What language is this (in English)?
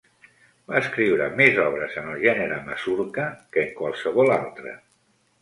Catalan